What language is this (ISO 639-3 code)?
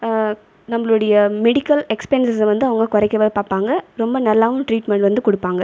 tam